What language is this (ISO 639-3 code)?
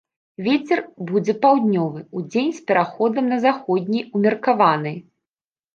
bel